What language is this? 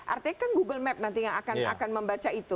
Indonesian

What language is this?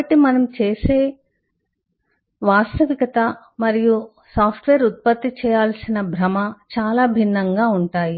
Telugu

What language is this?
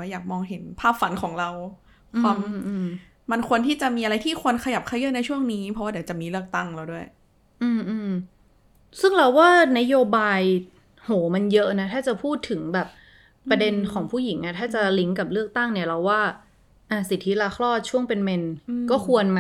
Thai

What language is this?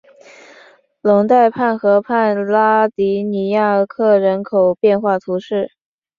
Chinese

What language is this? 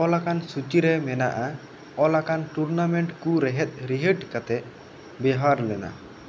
Santali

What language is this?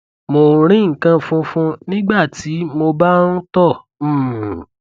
Yoruba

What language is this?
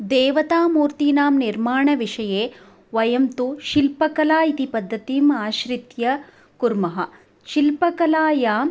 Sanskrit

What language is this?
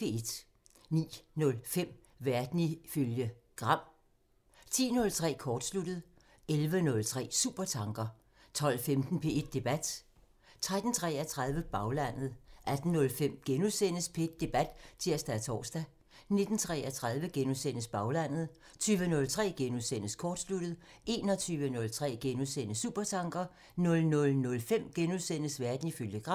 Danish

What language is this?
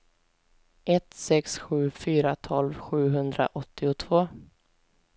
Swedish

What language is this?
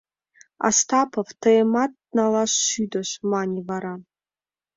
Mari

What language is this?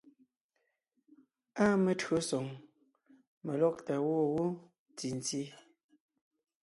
Ngiemboon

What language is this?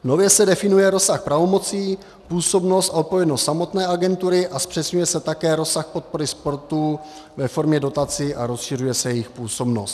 Czech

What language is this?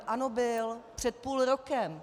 Czech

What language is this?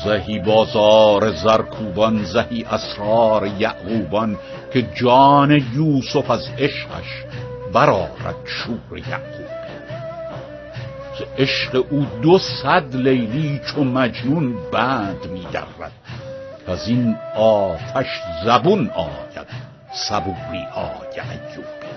Persian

